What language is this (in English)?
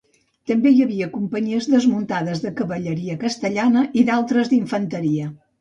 Catalan